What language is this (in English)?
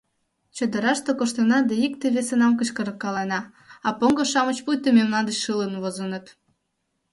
Mari